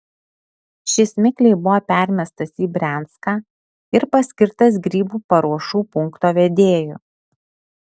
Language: Lithuanian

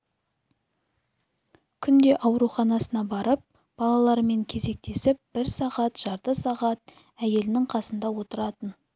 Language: Kazakh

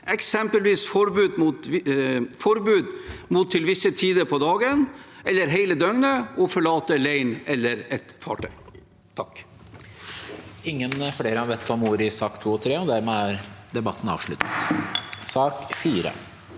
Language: Norwegian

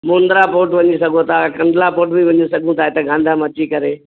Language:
Sindhi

